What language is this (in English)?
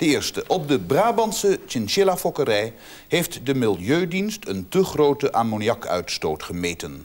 Dutch